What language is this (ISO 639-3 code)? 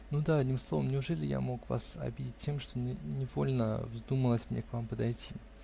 rus